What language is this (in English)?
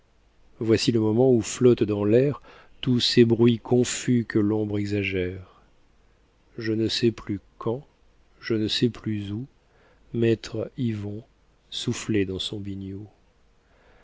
French